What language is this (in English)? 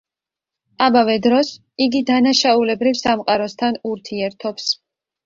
Georgian